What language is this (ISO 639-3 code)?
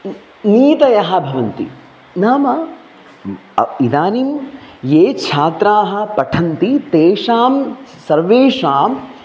san